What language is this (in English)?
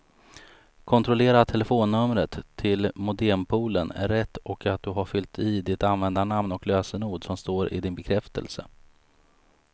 Swedish